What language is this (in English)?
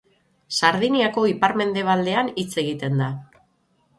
Basque